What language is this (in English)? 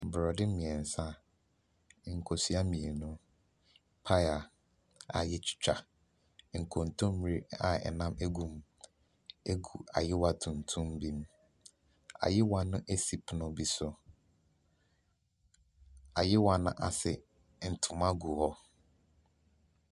Akan